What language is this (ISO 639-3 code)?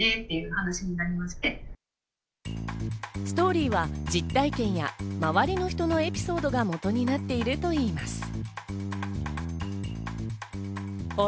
jpn